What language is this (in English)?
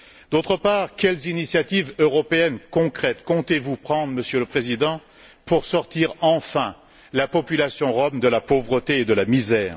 French